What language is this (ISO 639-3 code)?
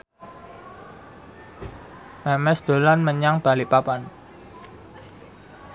jav